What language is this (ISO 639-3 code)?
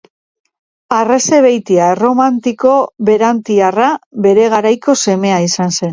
eus